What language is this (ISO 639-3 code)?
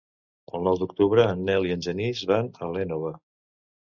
cat